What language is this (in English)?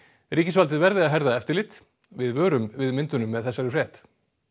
Icelandic